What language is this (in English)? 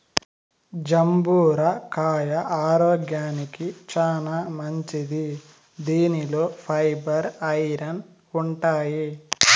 Telugu